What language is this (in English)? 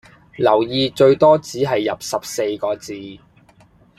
Cantonese